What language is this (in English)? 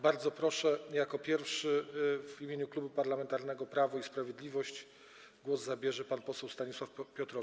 Polish